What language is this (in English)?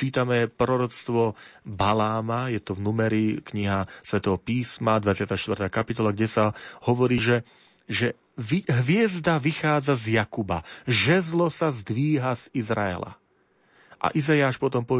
Slovak